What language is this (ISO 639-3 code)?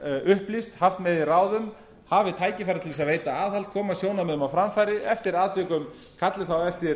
isl